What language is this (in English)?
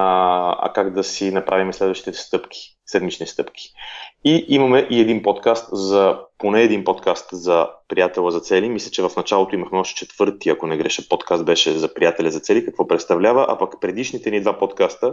Bulgarian